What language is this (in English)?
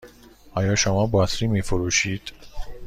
Persian